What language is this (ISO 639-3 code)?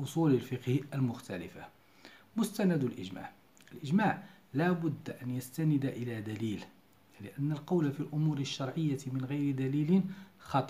ara